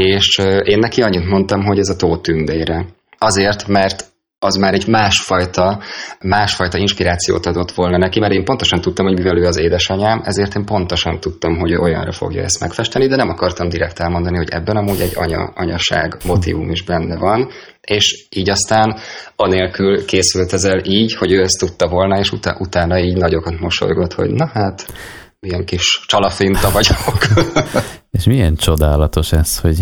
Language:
Hungarian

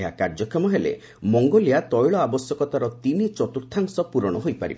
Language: Odia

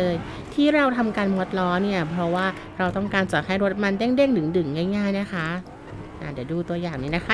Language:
Thai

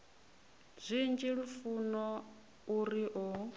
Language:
Venda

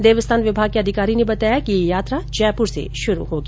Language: Hindi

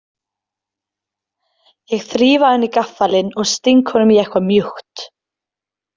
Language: Icelandic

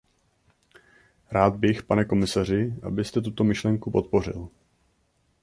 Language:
Czech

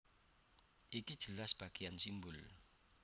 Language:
Javanese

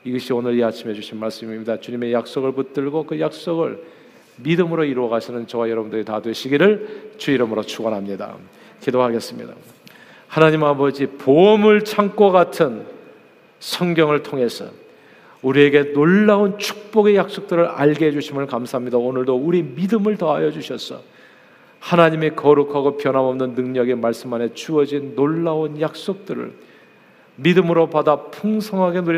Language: Korean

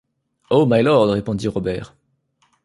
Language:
French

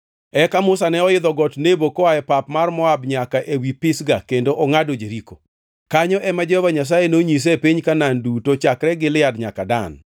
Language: Luo (Kenya and Tanzania)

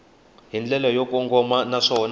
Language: Tsonga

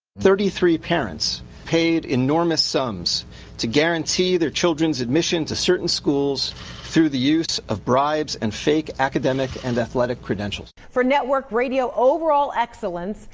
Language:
English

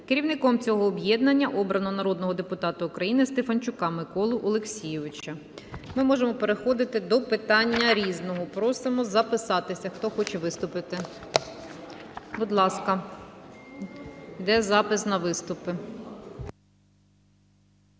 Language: Ukrainian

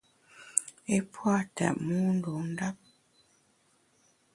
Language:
Bamun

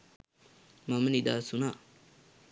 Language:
Sinhala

